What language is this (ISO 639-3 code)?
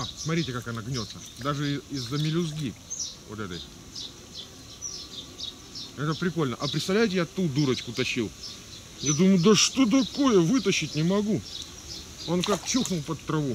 rus